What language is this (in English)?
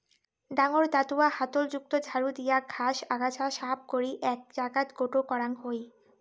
Bangla